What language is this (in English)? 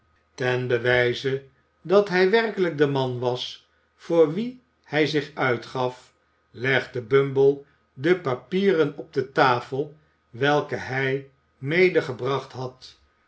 Dutch